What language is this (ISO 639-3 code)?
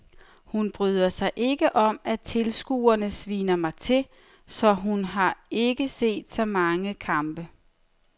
dan